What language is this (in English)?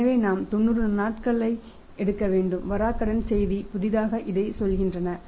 Tamil